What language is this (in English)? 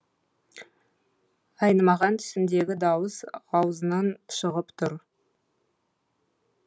Kazakh